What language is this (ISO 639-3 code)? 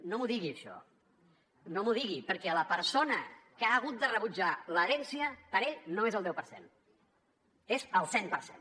cat